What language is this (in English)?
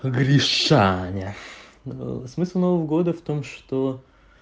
Russian